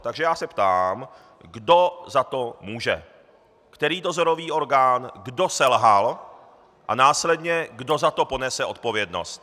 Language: Czech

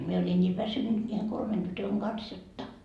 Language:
Finnish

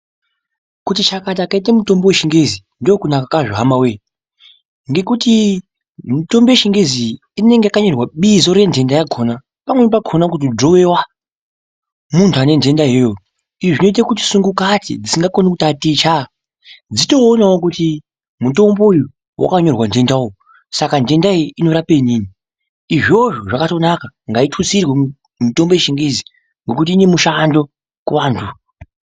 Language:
Ndau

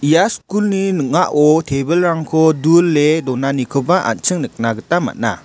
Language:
Garo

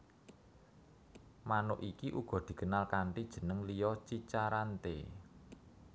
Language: Javanese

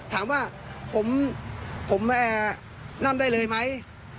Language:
Thai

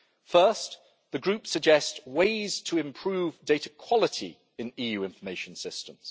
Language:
English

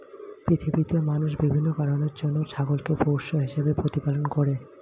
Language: Bangla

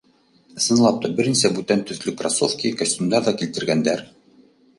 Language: Bashkir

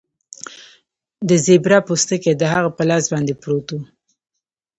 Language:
Pashto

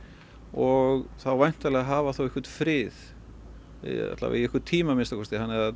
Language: Icelandic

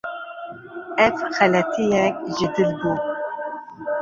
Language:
Kurdish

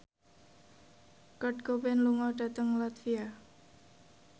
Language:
Javanese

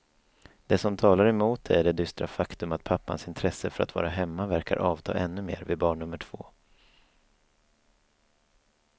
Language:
Swedish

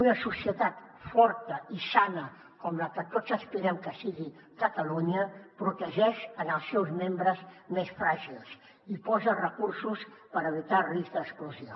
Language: Catalan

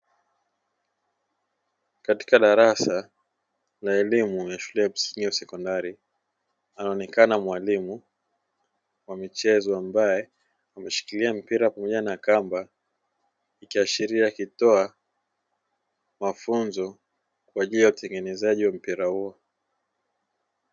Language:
Swahili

